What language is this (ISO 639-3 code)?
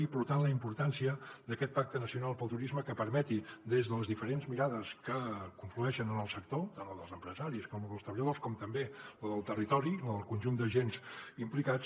cat